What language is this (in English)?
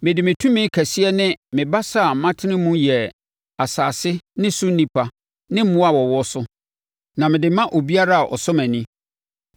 Akan